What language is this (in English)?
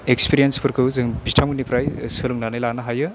Bodo